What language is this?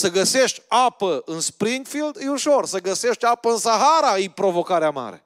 Romanian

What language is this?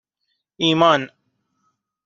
Persian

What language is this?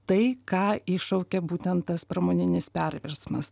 Lithuanian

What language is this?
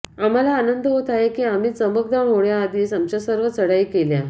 Marathi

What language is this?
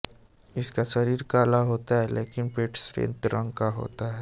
Hindi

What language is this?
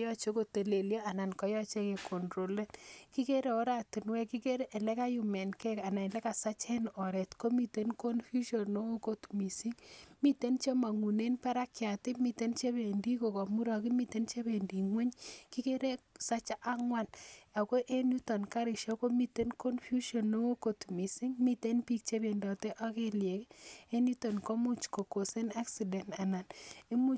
Kalenjin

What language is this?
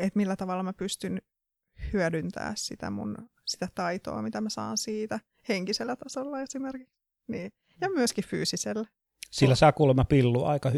Finnish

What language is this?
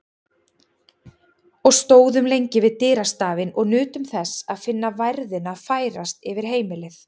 Icelandic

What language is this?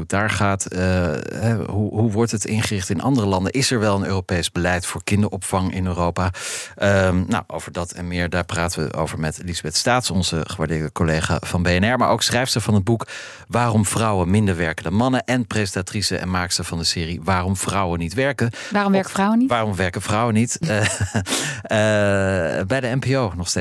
Dutch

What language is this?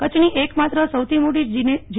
Gujarati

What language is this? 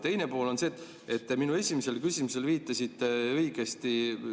Estonian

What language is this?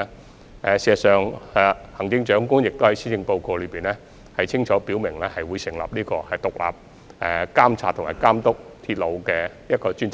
Cantonese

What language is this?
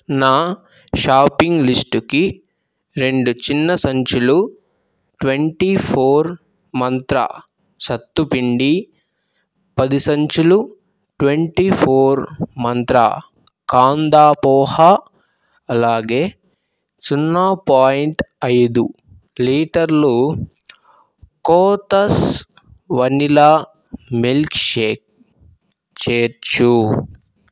Telugu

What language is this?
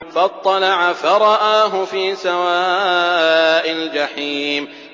Arabic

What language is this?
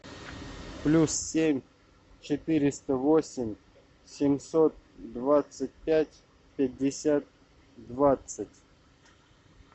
Russian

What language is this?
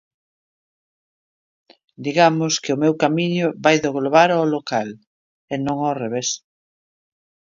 Galician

